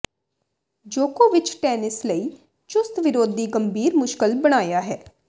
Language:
Punjabi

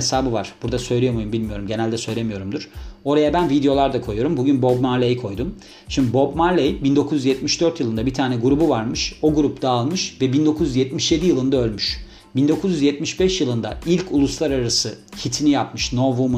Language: Turkish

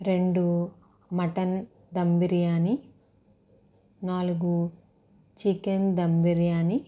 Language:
Telugu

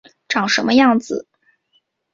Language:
Chinese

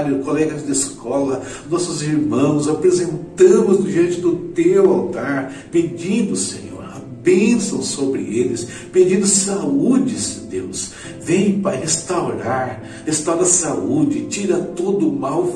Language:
Portuguese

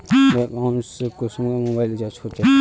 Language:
Magahi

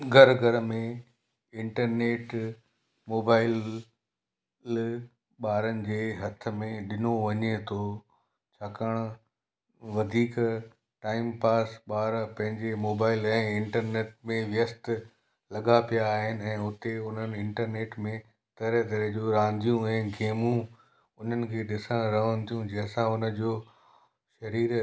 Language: Sindhi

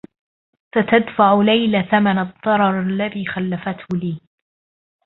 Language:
Arabic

